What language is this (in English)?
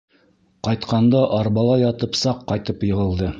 Bashkir